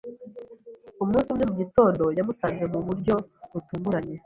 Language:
Kinyarwanda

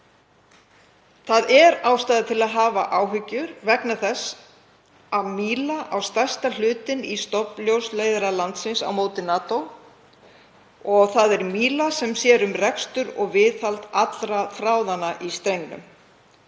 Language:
Icelandic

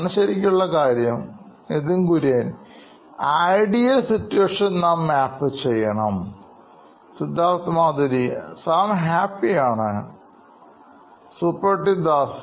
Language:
Malayalam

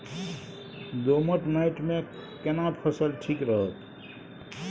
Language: Maithili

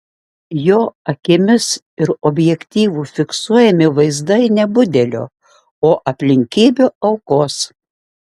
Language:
Lithuanian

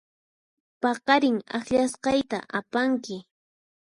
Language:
Puno Quechua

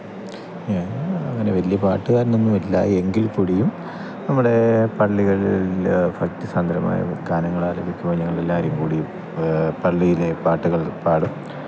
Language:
Malayalam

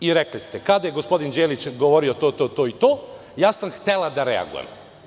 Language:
Serbian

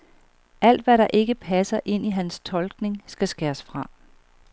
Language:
Danish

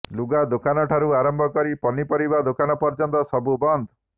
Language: Odia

